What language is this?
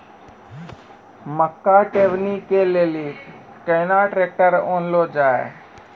Maithili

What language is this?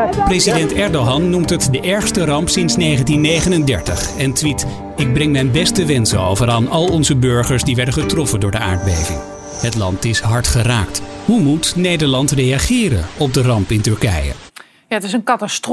Dutch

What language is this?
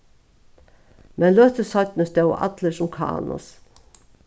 Faroese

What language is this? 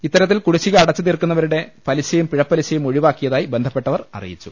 Malayalam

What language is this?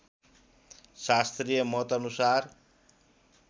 Nepali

